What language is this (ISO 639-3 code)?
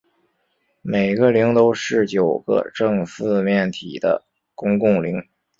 zho